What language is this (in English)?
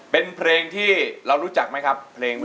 Thai